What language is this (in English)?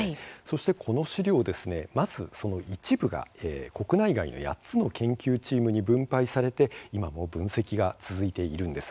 Japanese